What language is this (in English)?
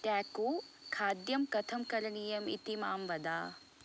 Sanskrit